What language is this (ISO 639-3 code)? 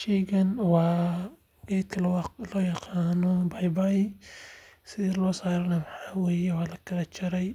som